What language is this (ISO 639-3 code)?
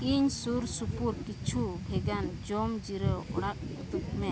sat